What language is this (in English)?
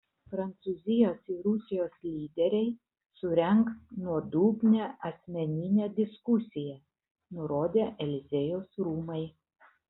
Lithuanian